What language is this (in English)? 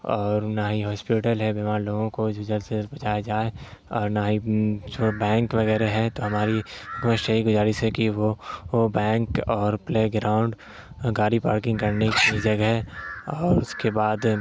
Urdu